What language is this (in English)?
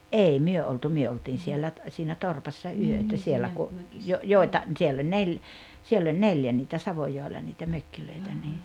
Finnish